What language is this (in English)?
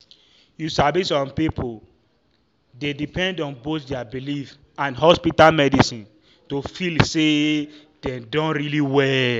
Nigerian Pidgin